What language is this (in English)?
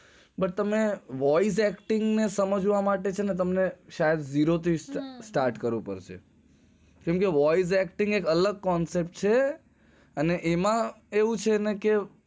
Gujarati